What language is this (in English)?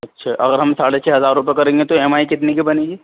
Urdu